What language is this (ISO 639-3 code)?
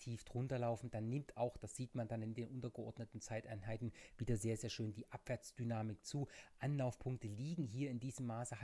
deu